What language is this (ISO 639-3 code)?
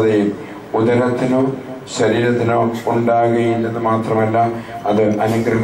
kor